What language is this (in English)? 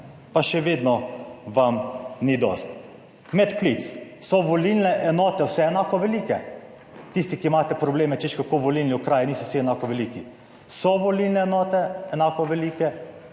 Slovenian